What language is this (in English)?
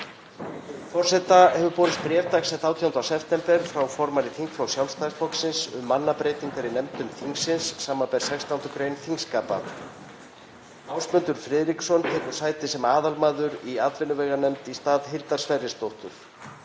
Icelandic